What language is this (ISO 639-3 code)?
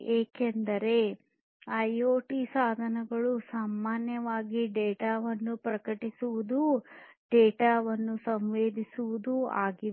kan